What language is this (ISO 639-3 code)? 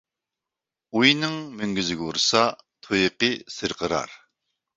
uig